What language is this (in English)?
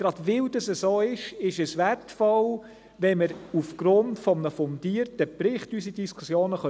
Swiss German